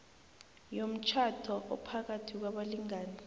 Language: South Ndebele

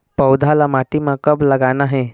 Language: Chhattisgarhi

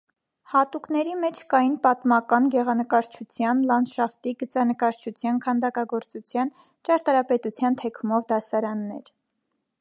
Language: Armenian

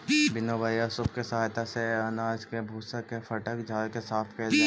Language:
Magahi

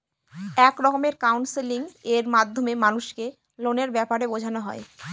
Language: Bangla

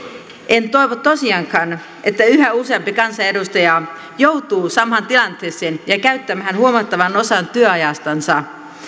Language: Finnish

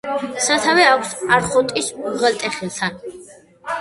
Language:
Georgian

